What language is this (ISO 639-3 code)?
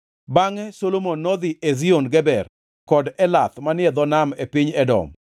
luo